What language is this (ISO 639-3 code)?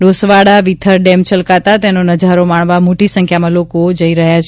guj